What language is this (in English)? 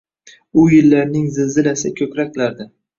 Uzbek